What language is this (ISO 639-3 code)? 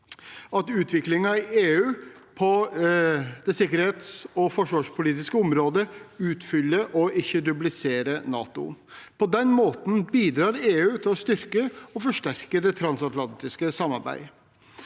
nor